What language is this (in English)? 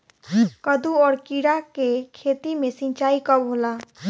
Bhojpuri